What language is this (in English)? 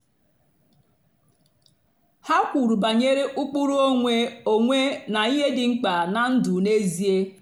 Igbo